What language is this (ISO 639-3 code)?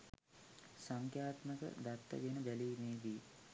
sin